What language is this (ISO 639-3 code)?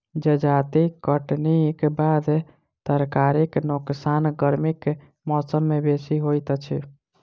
mai